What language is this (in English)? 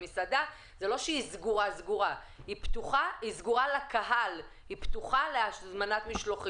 Hebrew